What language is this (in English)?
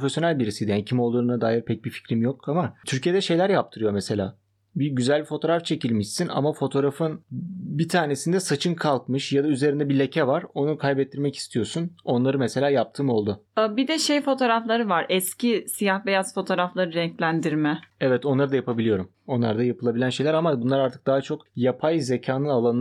Turkish